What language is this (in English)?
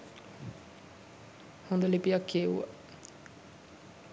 Sinhala